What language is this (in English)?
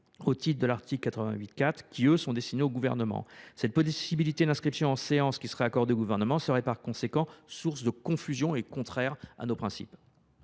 French